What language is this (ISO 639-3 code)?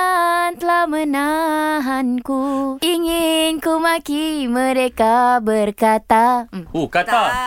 msa